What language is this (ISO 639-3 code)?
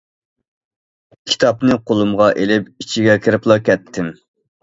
uig